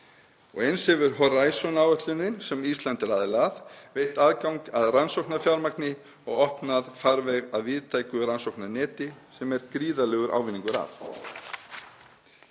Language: Icelandic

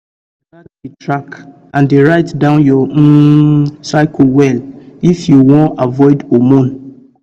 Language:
Nigerian Pidgin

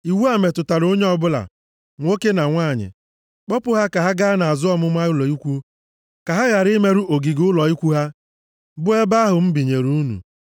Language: Igbo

